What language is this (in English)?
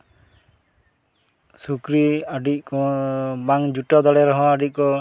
Santali